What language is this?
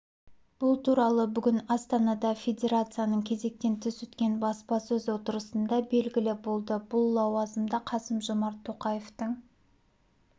Kazakh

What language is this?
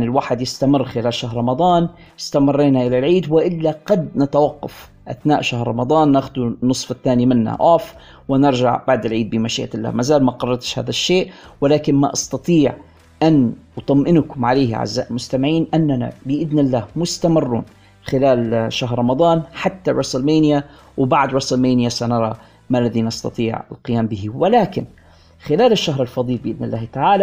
Arabic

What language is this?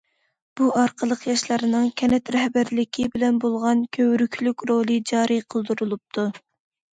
Uyghur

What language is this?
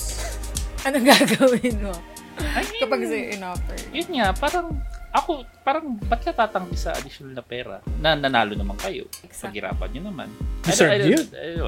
Filipino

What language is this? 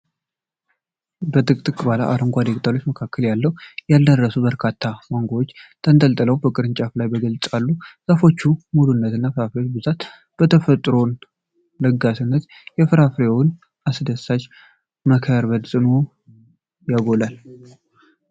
Amharic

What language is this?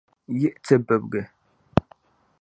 Dagbani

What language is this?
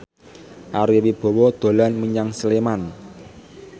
Javanese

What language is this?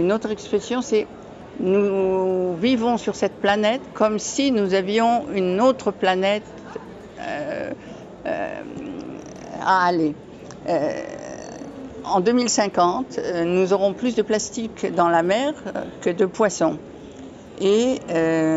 French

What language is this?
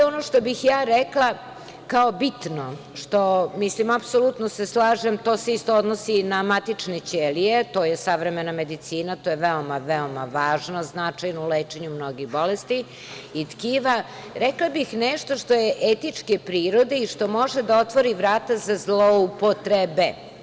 Serbian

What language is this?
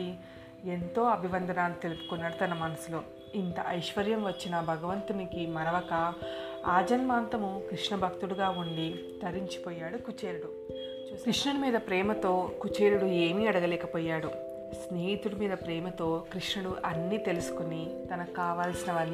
Telugu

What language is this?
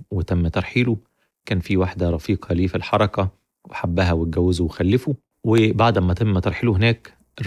Arabic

